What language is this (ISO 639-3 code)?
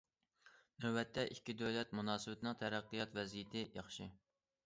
uig